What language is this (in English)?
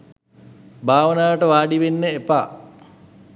Sinhala